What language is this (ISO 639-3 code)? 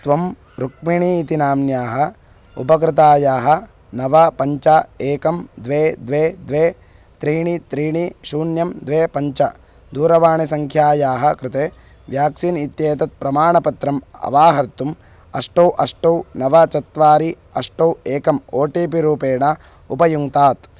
san